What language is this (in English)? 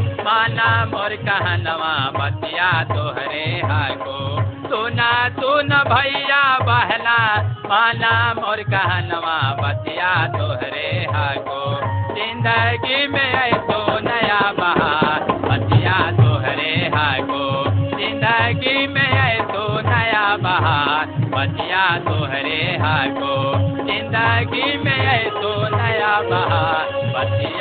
Hindi